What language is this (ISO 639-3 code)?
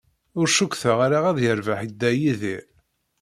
kab